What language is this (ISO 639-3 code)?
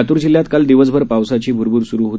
mar